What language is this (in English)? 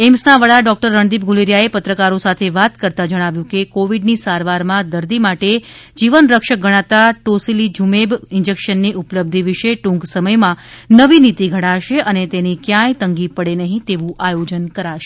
Gujarati